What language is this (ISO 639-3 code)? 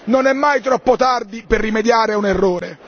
ita